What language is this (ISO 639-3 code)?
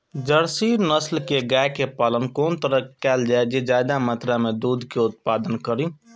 mai